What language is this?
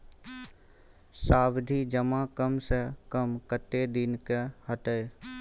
Maithili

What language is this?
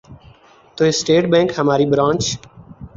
Urdu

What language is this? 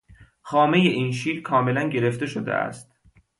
Persian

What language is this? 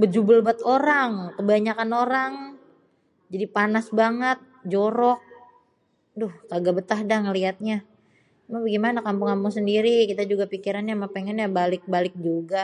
Betawi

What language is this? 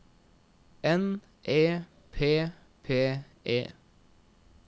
Norwegian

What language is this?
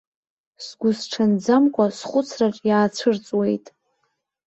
Abkhazian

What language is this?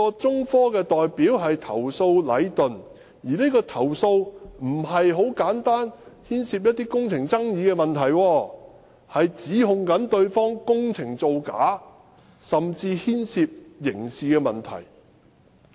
Cantonese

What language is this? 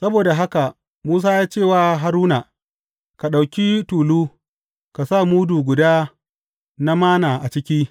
Hausa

